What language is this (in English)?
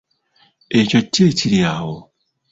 Ganda